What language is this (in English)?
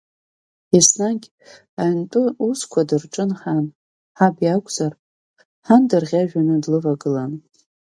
Abkhazian